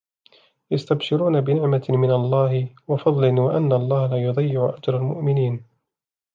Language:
Arabic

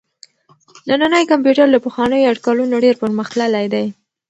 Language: Pashto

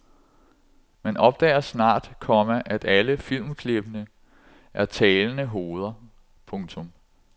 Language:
Danish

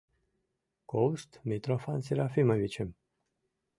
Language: Mari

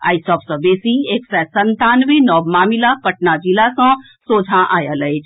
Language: Maithili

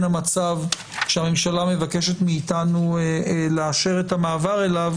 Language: Hebrew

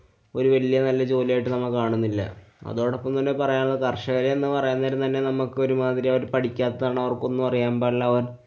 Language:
Malayalam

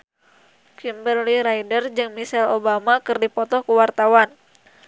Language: Sundanese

